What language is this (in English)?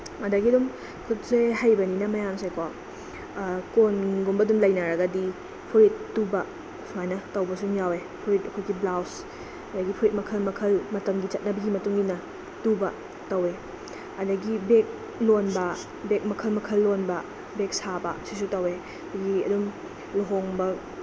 Manipuri